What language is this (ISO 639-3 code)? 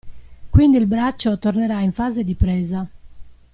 ita